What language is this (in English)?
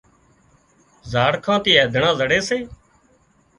Wadiyara Koli